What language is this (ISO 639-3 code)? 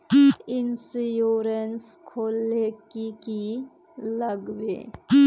mag